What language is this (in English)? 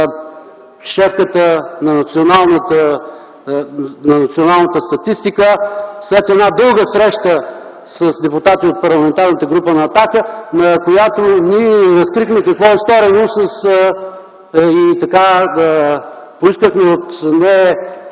Bulgarian